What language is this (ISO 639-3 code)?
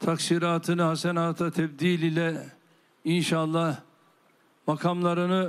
tur